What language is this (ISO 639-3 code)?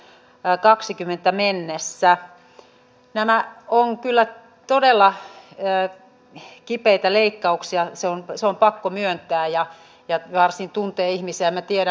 fin